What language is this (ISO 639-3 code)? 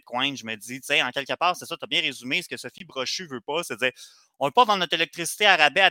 fra